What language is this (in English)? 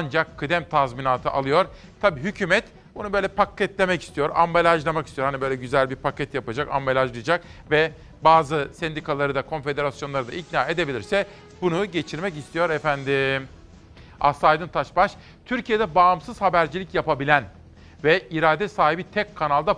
Turkish